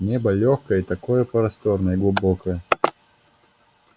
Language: Russian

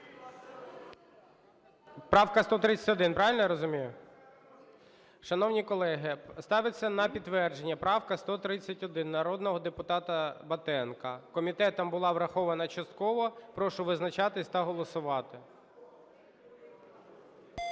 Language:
Ukrainian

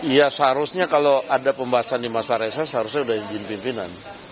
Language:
Indonesian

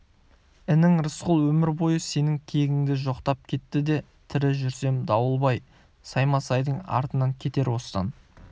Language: Kazakh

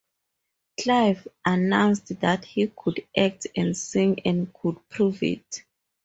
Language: English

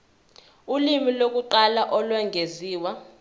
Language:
Zulu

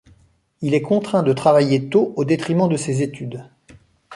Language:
French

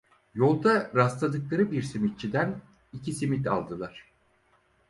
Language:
Turkish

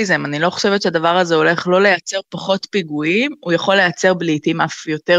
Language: Hebrew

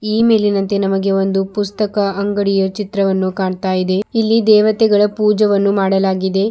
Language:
Kannada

